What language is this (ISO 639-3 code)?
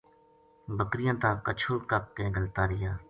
gju